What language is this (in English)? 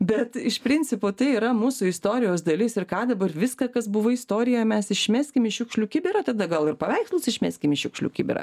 Lithuanian